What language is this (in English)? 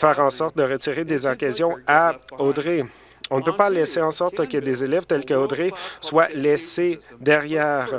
French